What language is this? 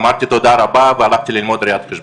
Hebrew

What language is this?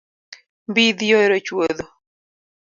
Luo (Kenya and Tanzania)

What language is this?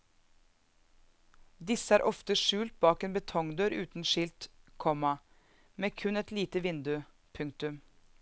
Norwegian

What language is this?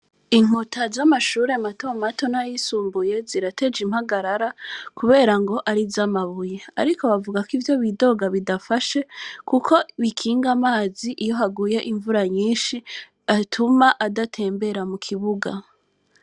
Rundi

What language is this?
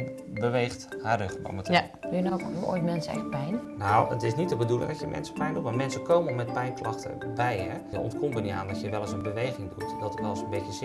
Dutch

